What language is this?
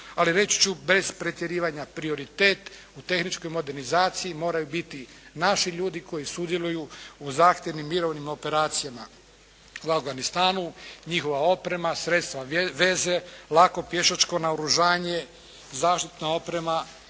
Croatian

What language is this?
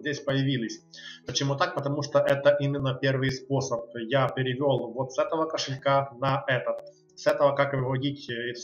Russian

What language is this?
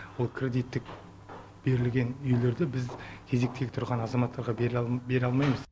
Kazakh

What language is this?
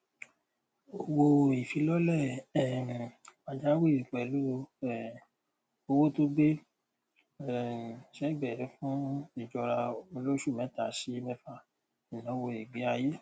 Yoruba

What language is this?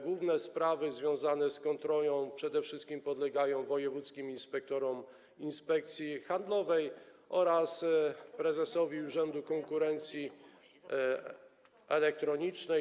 Polish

